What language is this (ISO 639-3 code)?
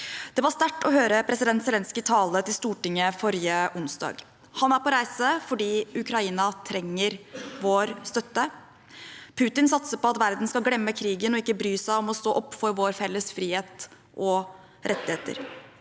nor